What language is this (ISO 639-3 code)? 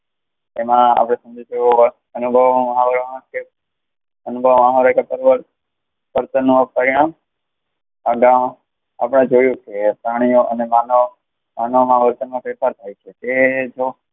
guj